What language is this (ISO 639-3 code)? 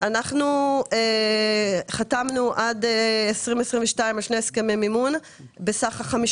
heb